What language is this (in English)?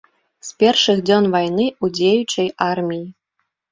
Belarusian